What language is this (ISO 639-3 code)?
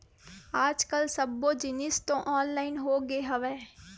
hne